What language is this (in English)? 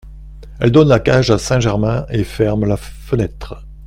French